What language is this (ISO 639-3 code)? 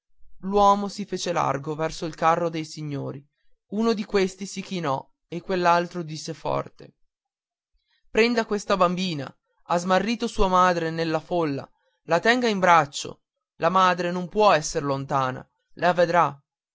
ita